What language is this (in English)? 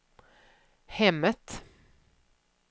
Swedish